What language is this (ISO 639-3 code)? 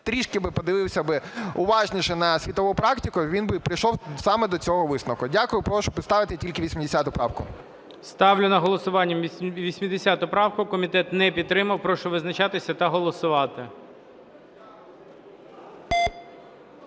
ukr